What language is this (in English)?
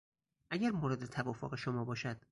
Persian